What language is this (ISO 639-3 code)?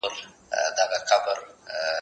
pus